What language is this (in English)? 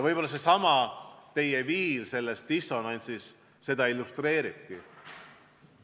Estonian